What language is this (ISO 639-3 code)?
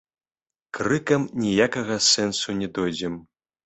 bel